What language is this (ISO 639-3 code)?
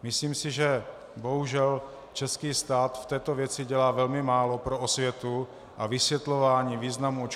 ces